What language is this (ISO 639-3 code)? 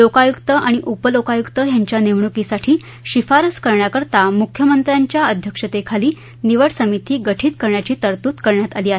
mar